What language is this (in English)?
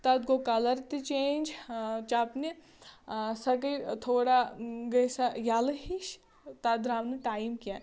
Kashmiri